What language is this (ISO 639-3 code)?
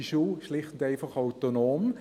gsw